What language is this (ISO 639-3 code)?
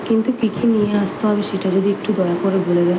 ben